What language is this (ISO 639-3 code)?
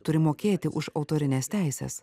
lit